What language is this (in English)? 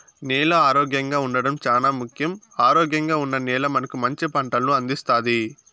Telugu